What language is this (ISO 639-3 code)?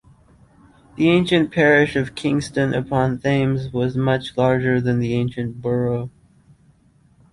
eng